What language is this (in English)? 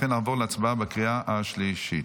Hebrew